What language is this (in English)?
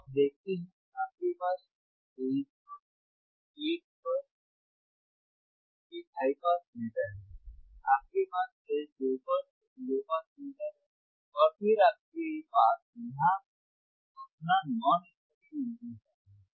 Hindi